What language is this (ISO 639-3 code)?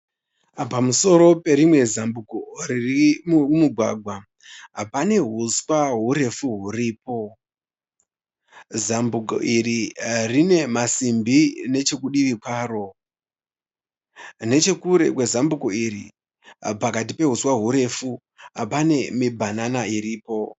sna